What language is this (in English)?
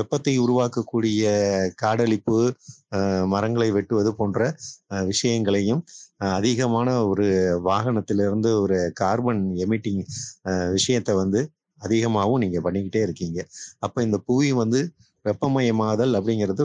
Tamil